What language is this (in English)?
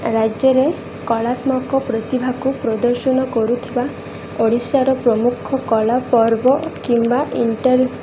Odia